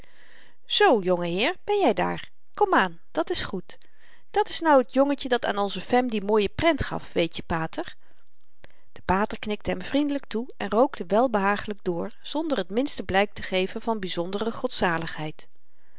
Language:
Dutch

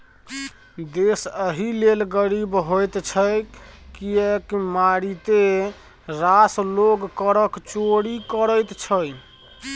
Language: Maithili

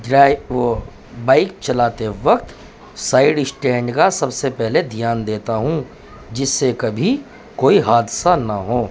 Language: Urdu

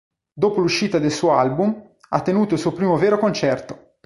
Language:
Italian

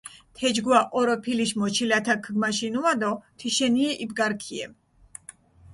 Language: Mingrelian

